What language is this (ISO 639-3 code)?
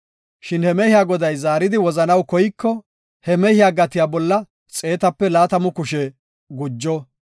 gof